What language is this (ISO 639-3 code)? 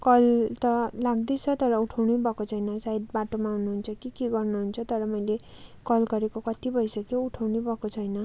nep